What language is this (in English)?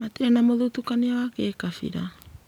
Kikuyu